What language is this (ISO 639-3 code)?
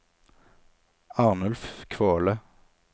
nor